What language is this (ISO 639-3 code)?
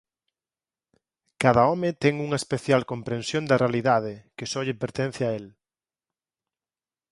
glg